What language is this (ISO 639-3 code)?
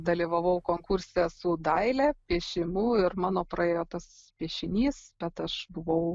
lit